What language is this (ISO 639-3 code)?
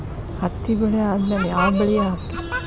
kan